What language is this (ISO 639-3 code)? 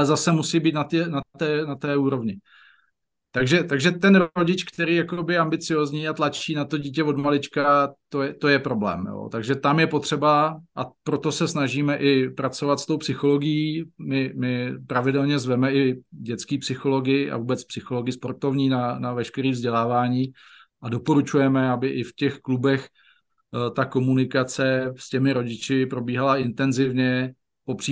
ces